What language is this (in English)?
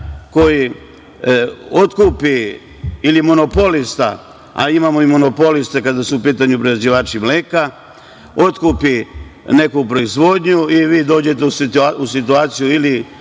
Serbian